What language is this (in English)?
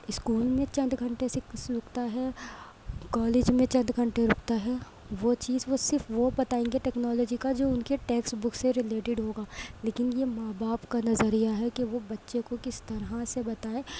Urdu